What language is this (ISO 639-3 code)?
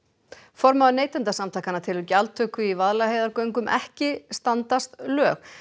isl